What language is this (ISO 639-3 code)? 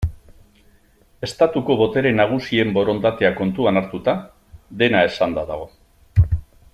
eus